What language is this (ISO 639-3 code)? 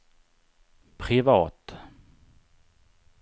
swe